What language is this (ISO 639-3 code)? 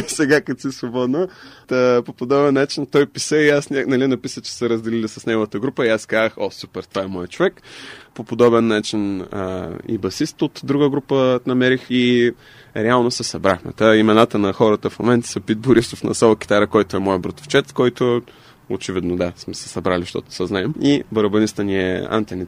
bul